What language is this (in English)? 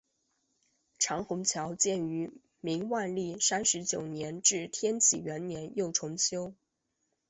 Chinese